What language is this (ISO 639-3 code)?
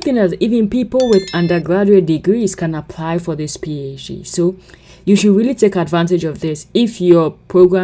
eng